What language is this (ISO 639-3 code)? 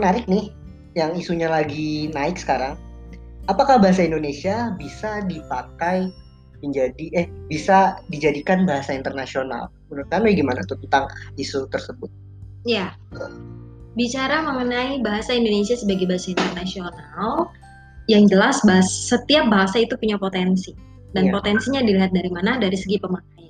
ind